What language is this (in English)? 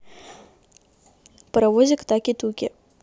Russian